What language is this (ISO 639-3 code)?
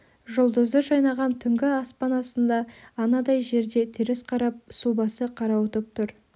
kaz